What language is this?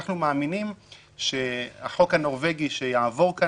Hebrew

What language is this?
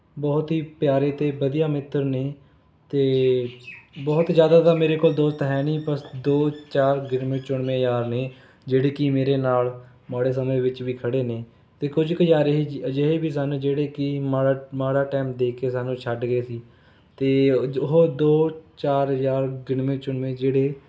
Punjabi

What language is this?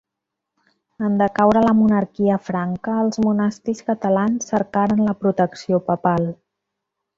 Catalan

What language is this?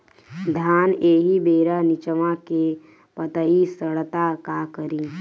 Bhojpuri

